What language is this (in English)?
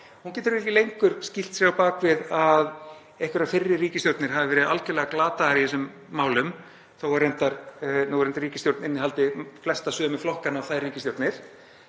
Icelandic